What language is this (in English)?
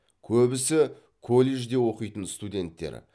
Kazakh